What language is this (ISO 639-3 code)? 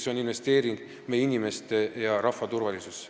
est